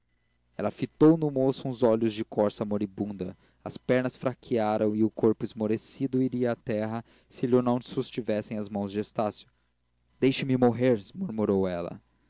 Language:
Portuguese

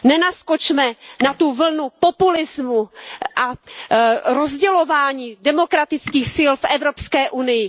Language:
Czech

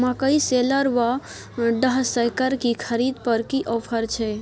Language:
Maithili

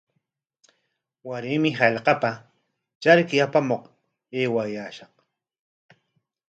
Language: Corongo Ancash Quechua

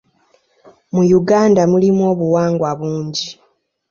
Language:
Ganda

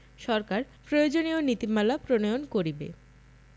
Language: Bangla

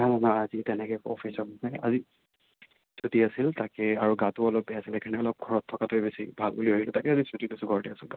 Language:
Assamese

